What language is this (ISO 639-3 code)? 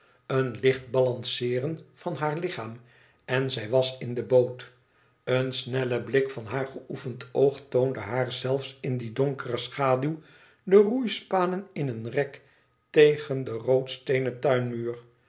nld